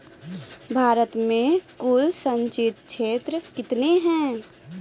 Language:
Maithili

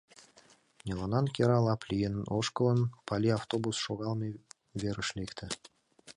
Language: Mari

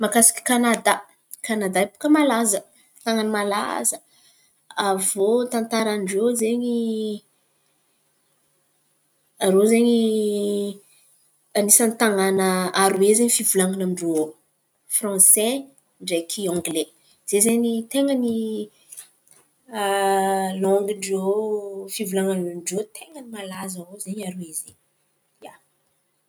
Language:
Antankarana Malagasy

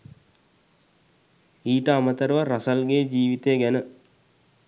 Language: Sinhala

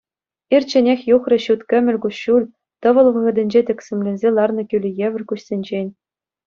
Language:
Chuvash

